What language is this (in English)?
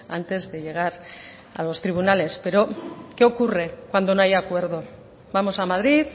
Spanish